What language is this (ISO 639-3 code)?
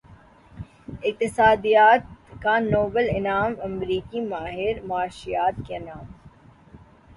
urd